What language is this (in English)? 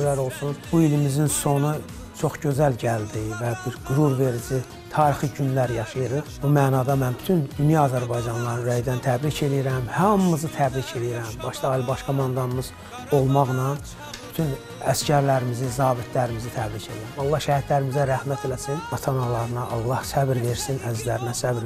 Turkish